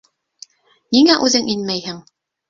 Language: Bashkir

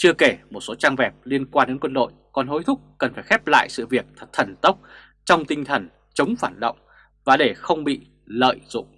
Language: Vietnamese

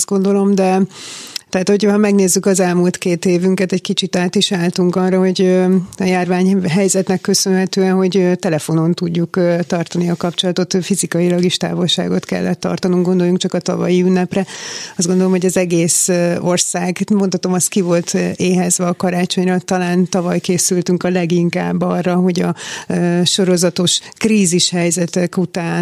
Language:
Hungarian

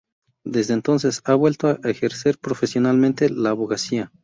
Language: Spanish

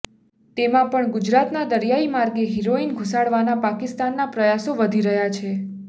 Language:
Gujarati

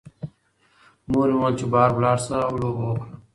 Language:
Pashto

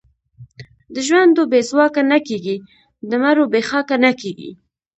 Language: Pashto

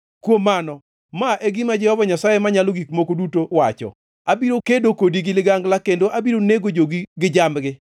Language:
Luo (Kenya and Tanzania)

